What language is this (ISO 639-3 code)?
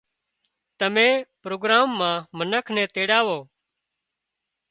kxp